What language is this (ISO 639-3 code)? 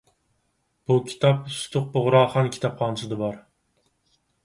uig